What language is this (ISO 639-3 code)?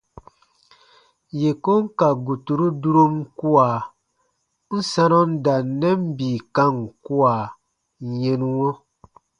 bba